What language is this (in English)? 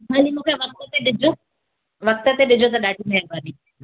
Sindhi